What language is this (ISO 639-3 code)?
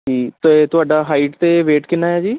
pan